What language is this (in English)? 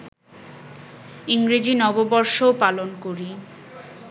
Bangla